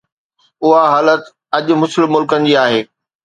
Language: Sindhi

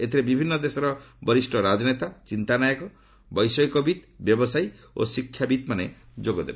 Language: Odia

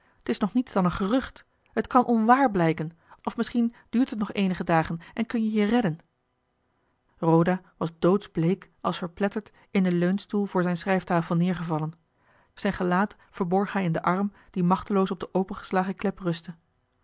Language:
Dutch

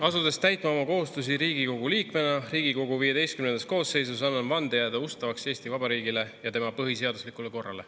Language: Estonian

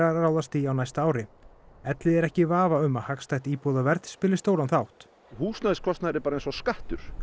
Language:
Icelandic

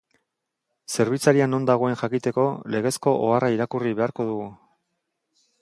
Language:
Basque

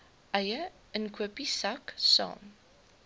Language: Afrikaans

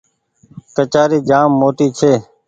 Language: Goaria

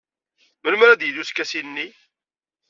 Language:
Kabyle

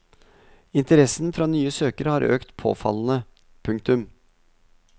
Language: Norwegian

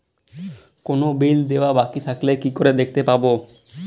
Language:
Bangla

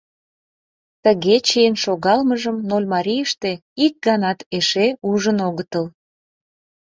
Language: Mari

